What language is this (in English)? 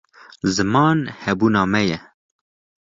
Kurdish